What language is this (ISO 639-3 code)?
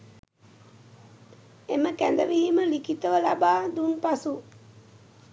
sin